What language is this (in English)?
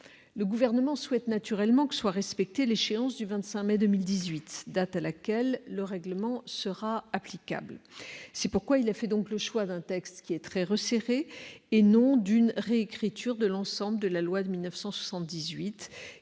French